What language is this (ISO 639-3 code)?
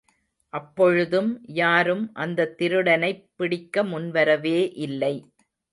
tam